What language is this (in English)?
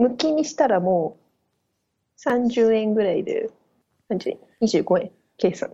Japanese